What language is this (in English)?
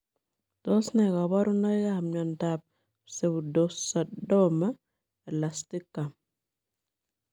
Kalenjin